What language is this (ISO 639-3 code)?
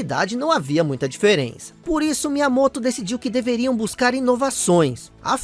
por